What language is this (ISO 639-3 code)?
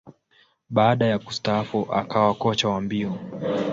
swa